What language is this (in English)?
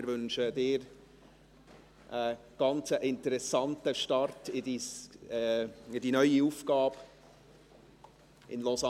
Swiss German